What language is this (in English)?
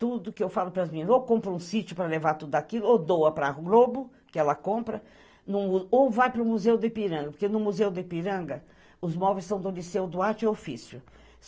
Portuguese